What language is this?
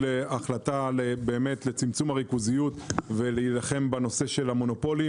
Hebrew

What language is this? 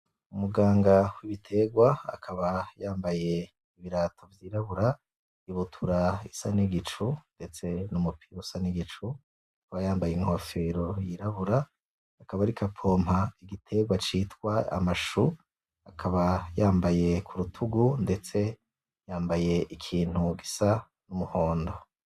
Rundi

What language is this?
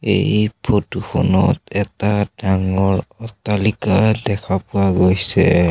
Assamese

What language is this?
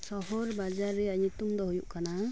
Santali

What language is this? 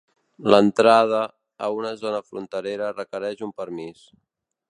Catalan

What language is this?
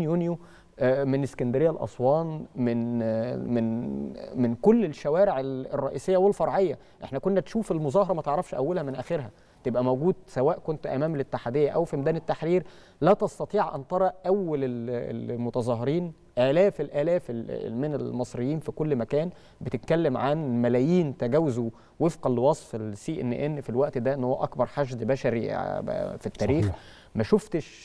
Arabic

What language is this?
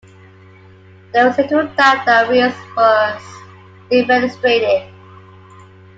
English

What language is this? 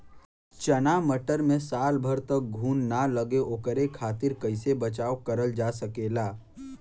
Bhojpuri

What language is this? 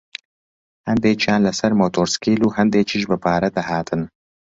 Central Kurdish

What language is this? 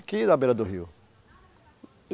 Portuguese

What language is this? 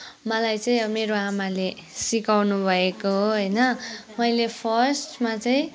Nepali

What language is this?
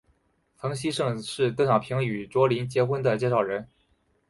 Chinese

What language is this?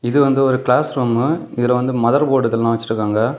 Tamil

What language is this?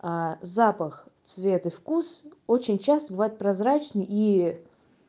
Russian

